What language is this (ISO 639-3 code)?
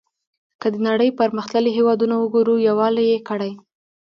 pus